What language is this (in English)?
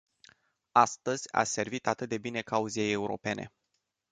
Romanian